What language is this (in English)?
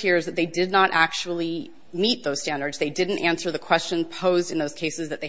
English